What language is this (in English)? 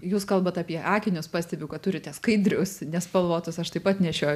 Lithuanian